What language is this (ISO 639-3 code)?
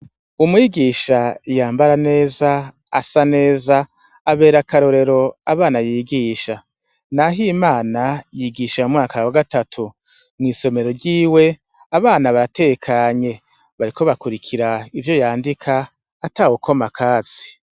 run